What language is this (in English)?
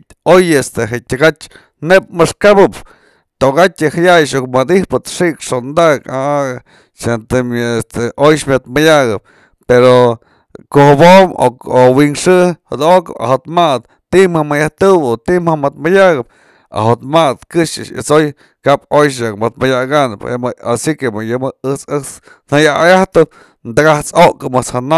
Mazatlán Mixe